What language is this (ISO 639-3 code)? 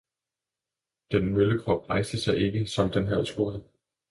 dan